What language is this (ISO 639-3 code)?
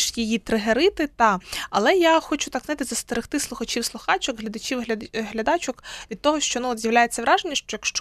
ukr